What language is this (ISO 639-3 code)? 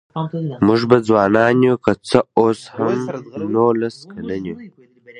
pus